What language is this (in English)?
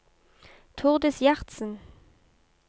Norwegian